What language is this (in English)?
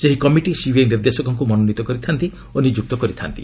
Odia